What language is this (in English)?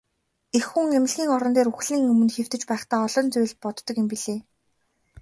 Mongolian